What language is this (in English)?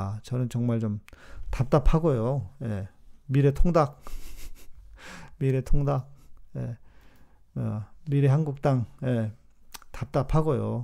Korean